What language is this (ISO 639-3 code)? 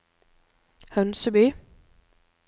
nor